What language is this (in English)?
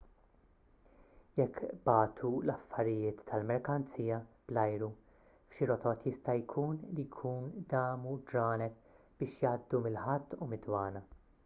Maltese